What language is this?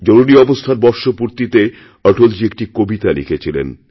Bangla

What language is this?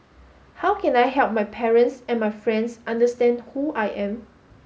English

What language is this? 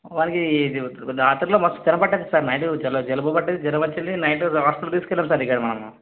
Telugu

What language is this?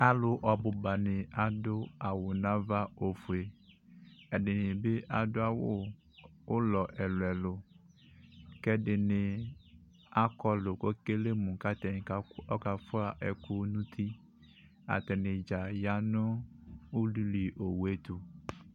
Ikposo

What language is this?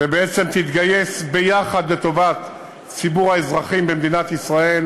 Hebrew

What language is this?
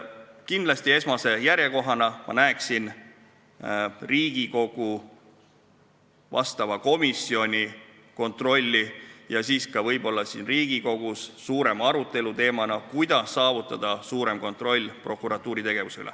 Estonian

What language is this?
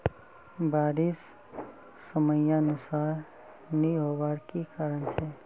Magahi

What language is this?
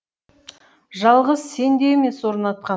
Kazakh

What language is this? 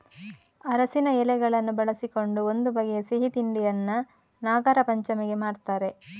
Kannada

